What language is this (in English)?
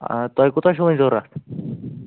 Kashmiri